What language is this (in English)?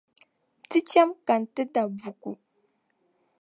Dagbani